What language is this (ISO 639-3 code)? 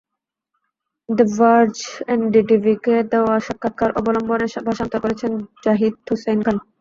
ben